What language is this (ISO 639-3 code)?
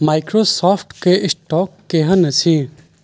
mai